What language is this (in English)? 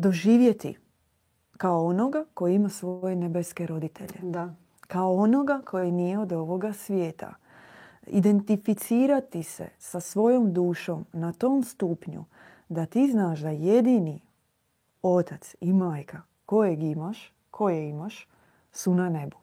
Croatian